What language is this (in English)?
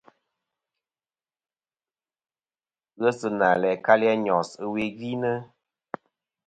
Kom